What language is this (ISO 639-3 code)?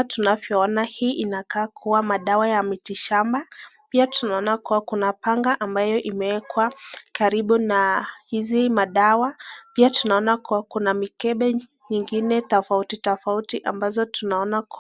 swa